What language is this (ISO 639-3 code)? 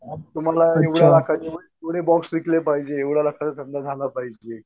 mar